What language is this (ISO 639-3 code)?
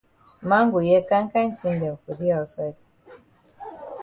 wes